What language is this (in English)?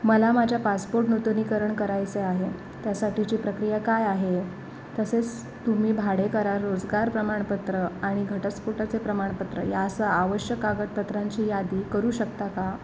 Marathi